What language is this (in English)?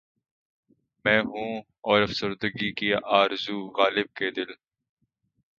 Urdu